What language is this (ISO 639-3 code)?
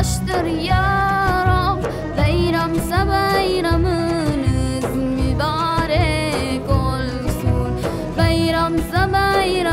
tur